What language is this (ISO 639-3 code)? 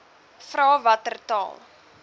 afr